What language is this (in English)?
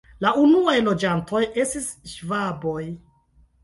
Esperanto